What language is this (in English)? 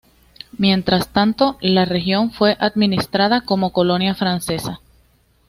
Spanish